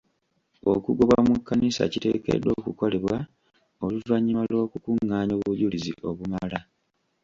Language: Ganda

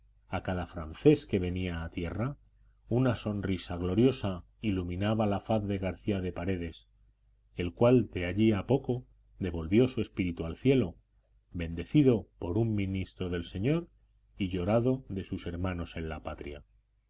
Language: Spanish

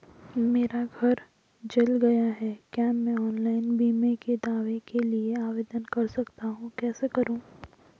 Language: Hindi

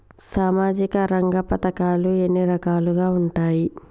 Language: Telugu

